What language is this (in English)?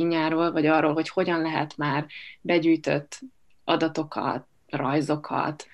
Hungarian